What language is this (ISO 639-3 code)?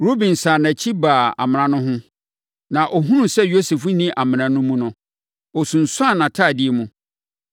aka